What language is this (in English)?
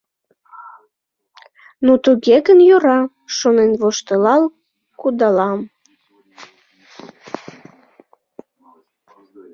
Mari